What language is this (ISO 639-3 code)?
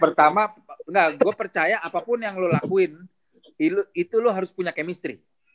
ind